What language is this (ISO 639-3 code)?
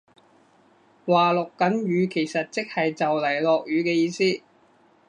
yue